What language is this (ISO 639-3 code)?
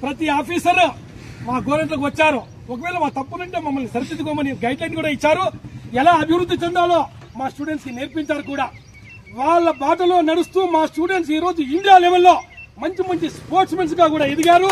tel